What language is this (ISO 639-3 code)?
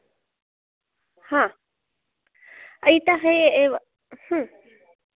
san